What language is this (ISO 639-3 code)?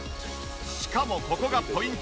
jpn